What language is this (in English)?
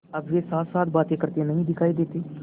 Hindi